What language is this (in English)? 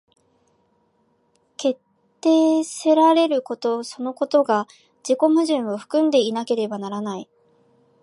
Japanese